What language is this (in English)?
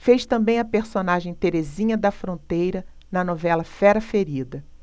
Portuguese